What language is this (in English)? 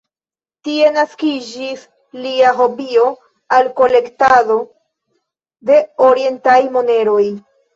Esperanto